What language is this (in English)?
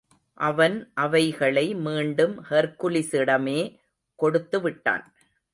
Tamil